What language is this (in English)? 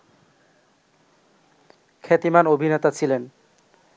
Bangla